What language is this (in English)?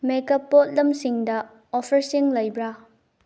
Manipuri